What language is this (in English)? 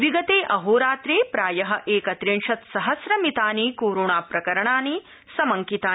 Sanskrit